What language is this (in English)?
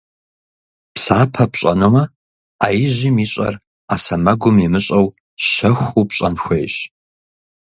Kabardian